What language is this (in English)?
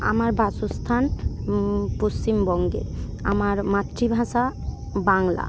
Bangla